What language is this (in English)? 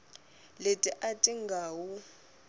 Tsonga